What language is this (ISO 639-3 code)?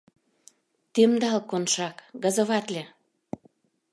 chm